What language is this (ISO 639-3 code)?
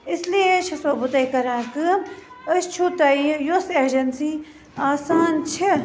kas